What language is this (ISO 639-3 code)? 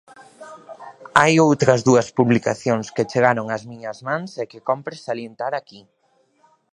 glg